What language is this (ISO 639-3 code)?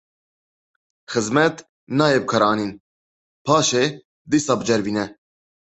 kur